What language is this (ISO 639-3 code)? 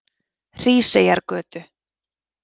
isl